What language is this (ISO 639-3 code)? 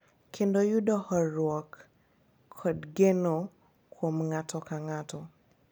luo